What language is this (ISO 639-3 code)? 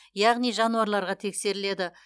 kaz